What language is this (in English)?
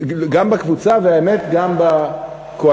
Hebrew